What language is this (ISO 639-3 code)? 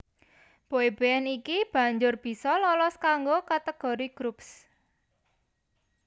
jav